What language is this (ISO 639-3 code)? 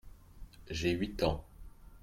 fra